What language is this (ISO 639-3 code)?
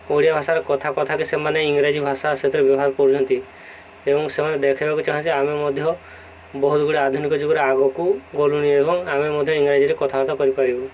ori